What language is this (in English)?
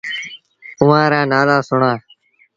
Sindhi Bhil